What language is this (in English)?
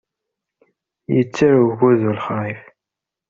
Kabyle